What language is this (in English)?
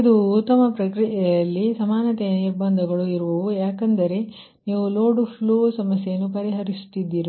Kannada